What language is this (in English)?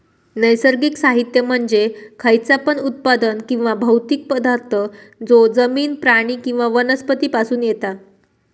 Marathi